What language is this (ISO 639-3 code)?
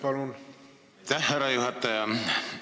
est